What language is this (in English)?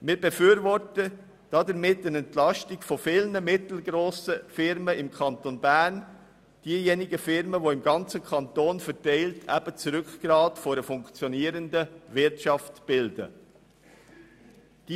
Swiss German